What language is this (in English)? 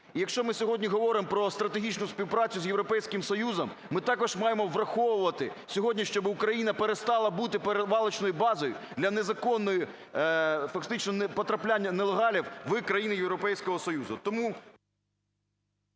Ukrainian